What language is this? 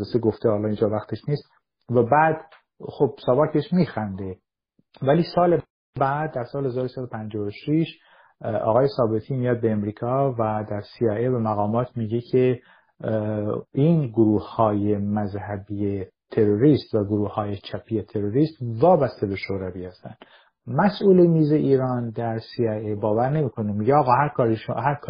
Persian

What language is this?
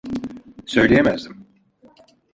Turkish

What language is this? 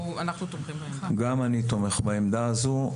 Hebrew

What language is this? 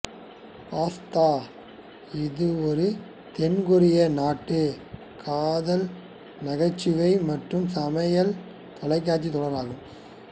Tamil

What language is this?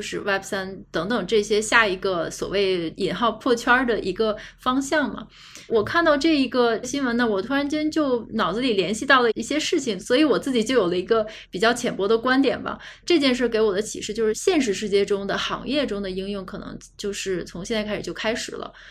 Chinese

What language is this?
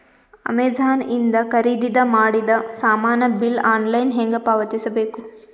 Kannada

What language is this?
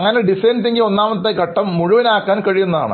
Malayalam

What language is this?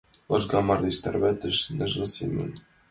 Mari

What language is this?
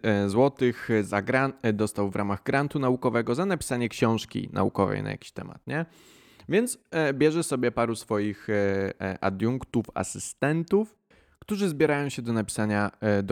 Polish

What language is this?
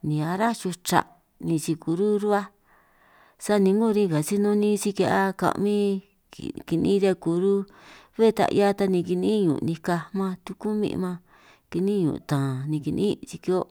San Martín Itunyoso Triqui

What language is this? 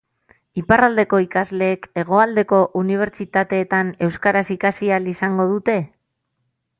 Basque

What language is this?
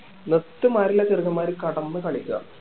Malayalam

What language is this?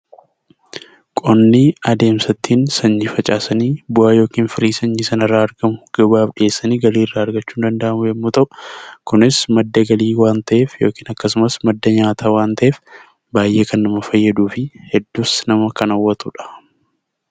Oromo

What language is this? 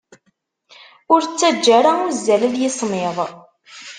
Kabyle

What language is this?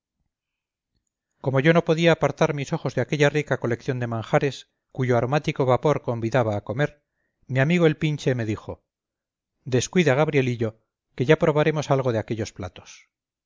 Spanish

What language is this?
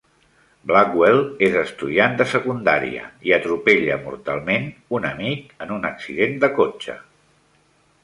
Catalan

